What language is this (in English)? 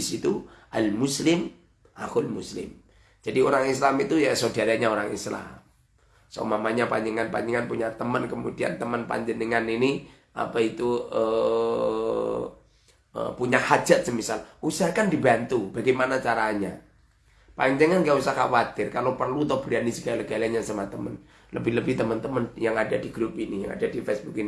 Indonesian